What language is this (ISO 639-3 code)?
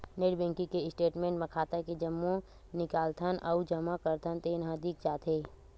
hne